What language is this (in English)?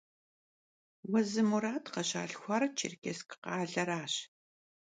Kabardian